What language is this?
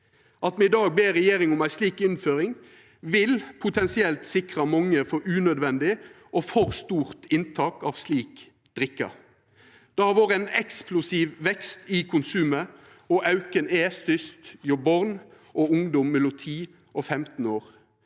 Norwegian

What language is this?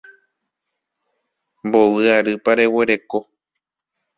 Guarani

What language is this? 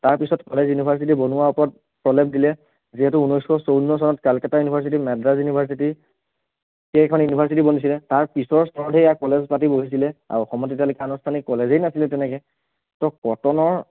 Assamese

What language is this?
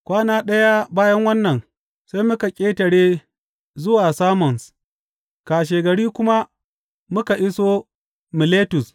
Hausa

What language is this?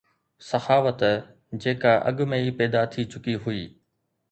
Sindhi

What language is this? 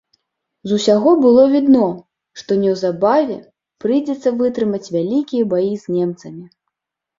Belarusian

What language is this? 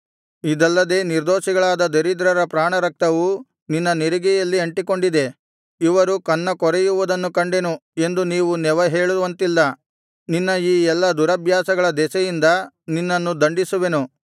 Kannada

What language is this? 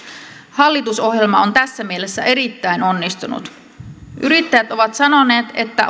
Finnish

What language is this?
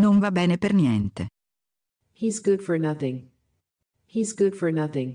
Italian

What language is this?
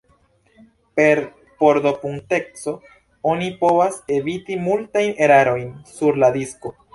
Esperanto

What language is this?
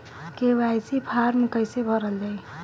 Bhojpuri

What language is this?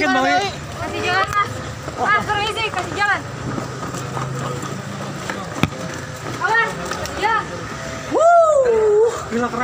Indonesian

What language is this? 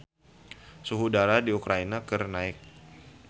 Sundanese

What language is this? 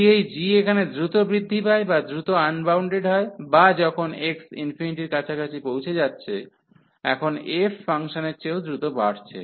Bangla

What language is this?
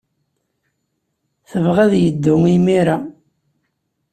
Kabyle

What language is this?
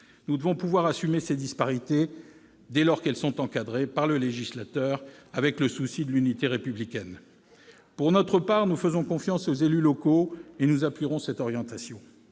French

